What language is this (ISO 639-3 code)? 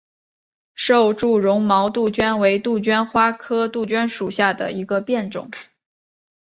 zho